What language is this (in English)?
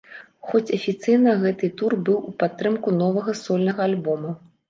Belarusian